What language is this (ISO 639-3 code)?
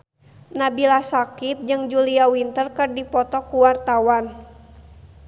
sun